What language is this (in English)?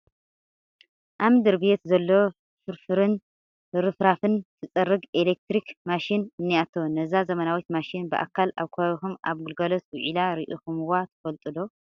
Tigrinya